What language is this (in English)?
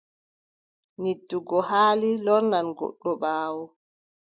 Adamawa Fulfulde